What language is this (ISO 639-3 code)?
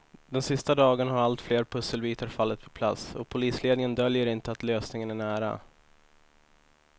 swe